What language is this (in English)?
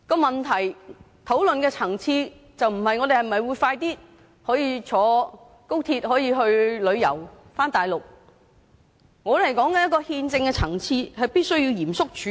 Cantonese